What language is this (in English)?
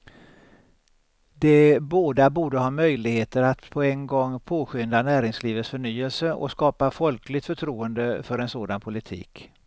Swedish